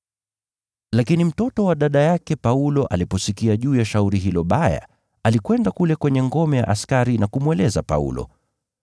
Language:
Swahili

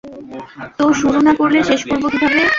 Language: Bangla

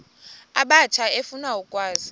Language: Xhosa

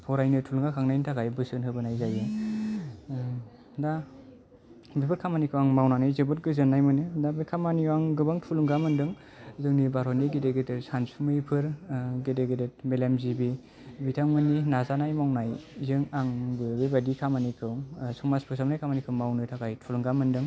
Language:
Bodo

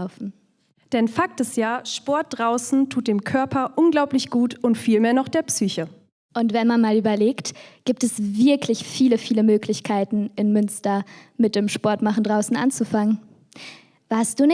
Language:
German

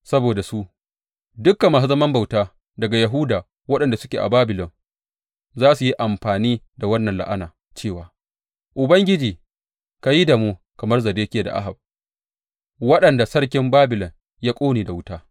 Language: Hausa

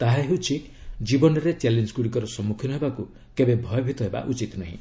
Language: Odia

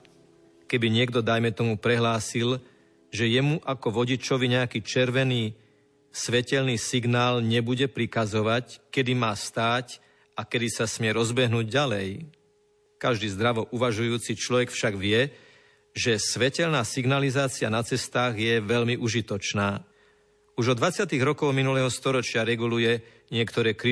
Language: Slovak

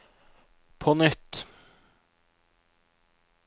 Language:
Norwegian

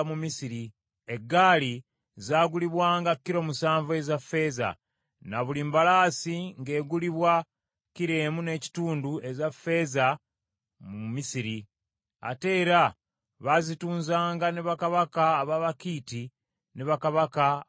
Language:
Ganda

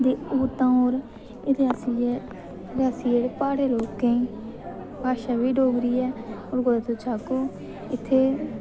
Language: Dogri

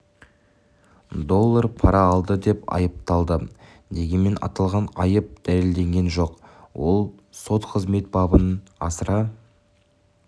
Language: Kazakh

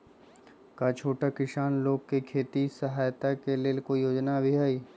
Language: Magahi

